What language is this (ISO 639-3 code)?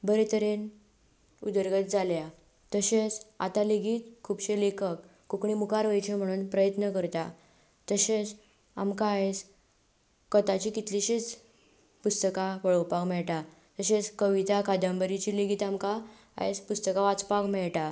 kok